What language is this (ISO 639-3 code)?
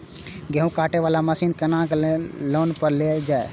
mai